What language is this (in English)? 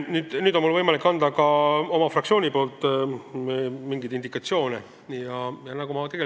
Estonian